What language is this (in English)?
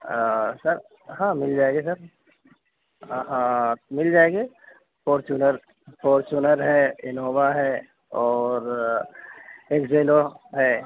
Urdu